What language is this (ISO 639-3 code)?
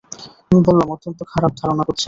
ben